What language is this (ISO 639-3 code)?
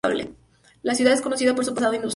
spa